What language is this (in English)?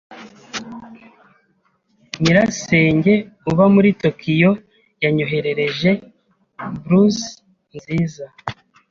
Kinyarwanda